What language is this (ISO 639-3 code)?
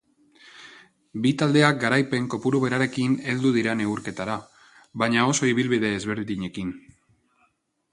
eus